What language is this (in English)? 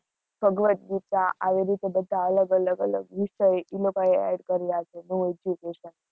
Gujarati